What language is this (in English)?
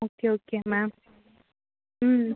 Tamil